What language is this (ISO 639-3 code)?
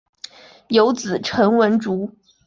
zho